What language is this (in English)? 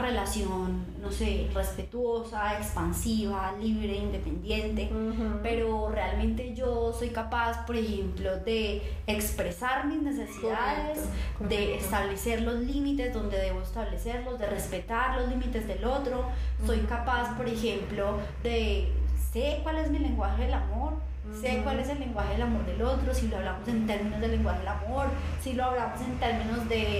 Spanish